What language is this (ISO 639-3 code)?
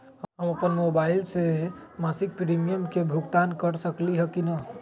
mag